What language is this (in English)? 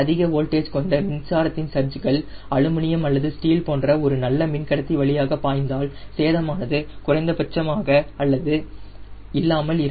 Tamil